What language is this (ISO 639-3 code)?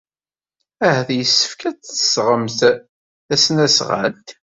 kab